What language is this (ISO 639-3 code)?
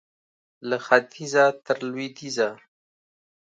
pus